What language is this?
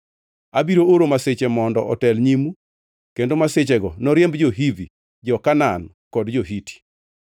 Luo (Kenya and Tanzania)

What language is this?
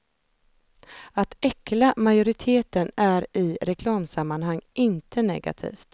Swedish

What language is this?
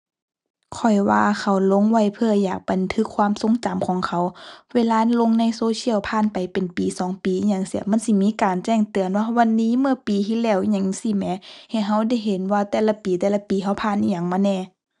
Thai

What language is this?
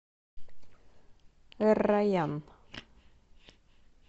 Russian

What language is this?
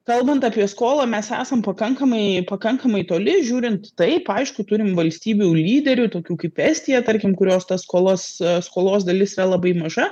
Lithuanian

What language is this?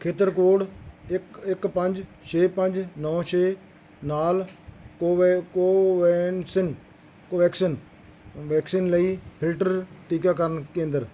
Punjabi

